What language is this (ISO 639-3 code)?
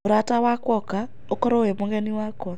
kik